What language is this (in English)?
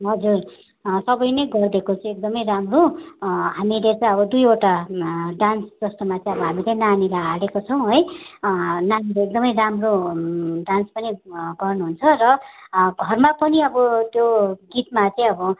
Nepali